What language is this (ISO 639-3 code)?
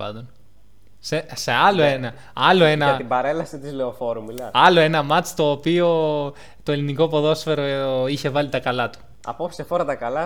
ell